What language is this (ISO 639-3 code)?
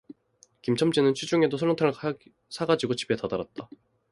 kor